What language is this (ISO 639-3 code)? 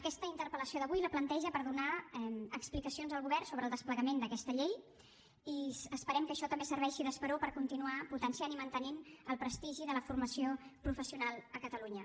cat